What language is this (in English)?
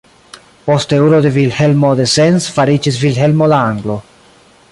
Esperanto